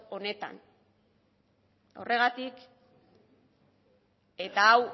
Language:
Basque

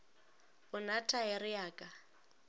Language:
Northern Sotho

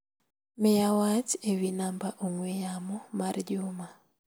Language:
Luo (Kenya and Tanzania)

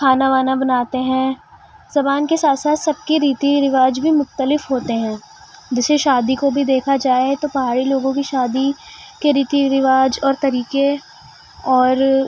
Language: Urdu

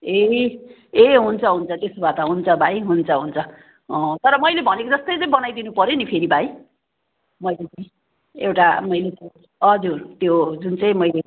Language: Nepali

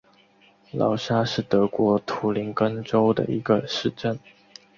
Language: Chinese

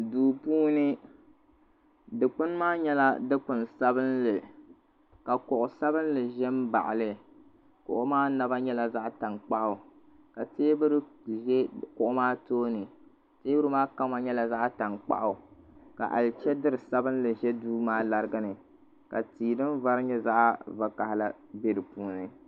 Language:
Dagbani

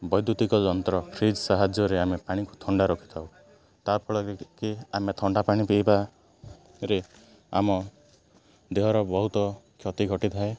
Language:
Odia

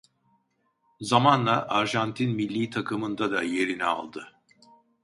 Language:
Turkish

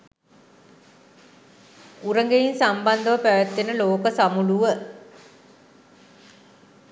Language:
Sinhala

